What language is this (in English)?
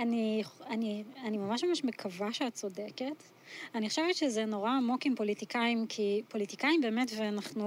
Hebrew